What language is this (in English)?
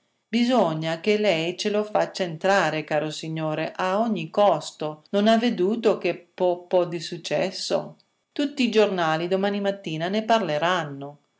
Italian